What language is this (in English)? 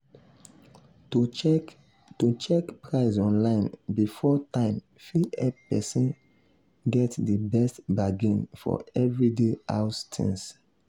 Nigerian Pidgin